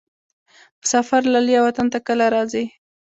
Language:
Pashto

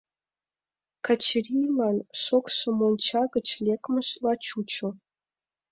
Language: Mari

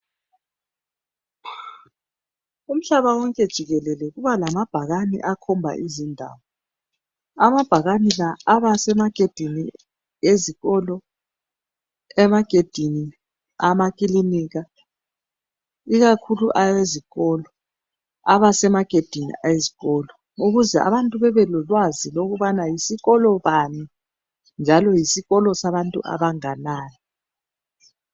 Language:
North Ndebele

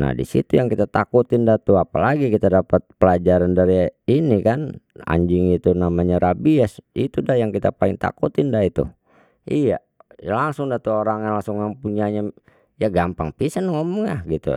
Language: Betawi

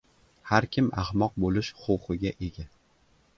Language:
Uzbek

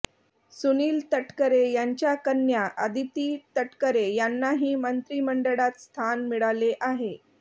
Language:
Marathi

